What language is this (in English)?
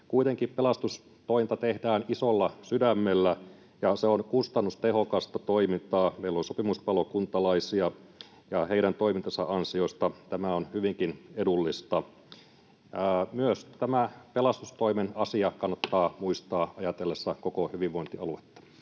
Finnish